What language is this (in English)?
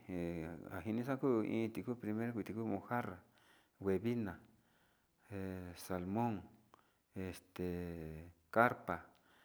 Sinicahua Mixtec